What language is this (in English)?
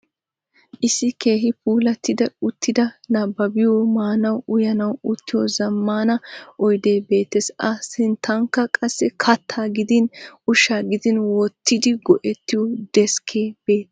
Wolaytta